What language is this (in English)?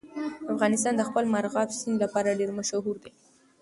Pashto